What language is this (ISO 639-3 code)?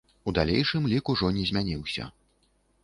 bel